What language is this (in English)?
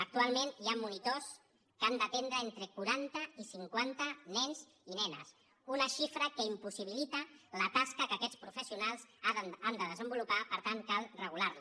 Catalan